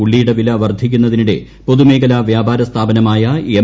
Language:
Malayalam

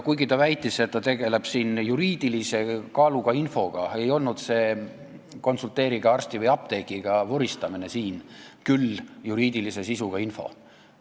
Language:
Estonian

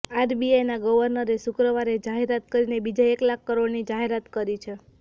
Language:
Gujarati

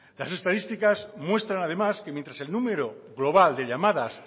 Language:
Spanish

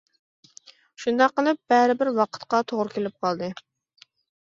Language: Uyghur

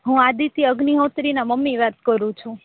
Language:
Gujarati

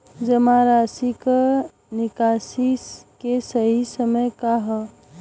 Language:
Bhojpuri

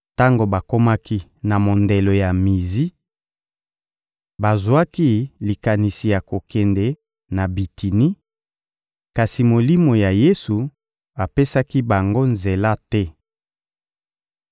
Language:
Lingala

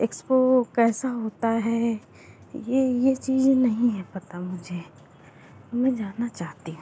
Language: Hindi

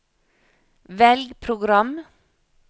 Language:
Norwegian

